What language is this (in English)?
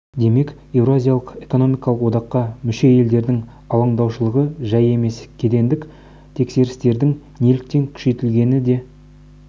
Kazakh